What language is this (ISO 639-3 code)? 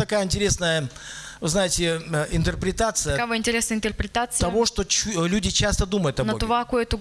rus